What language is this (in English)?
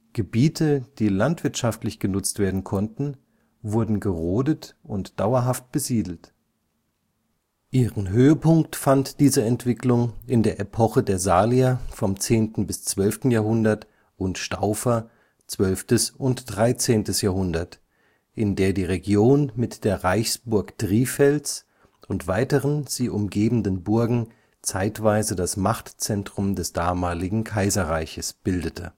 German